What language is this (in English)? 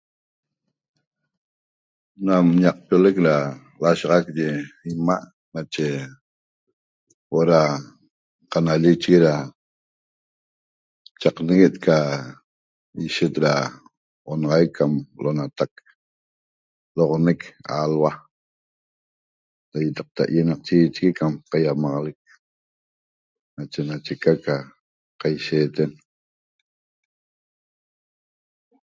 Toba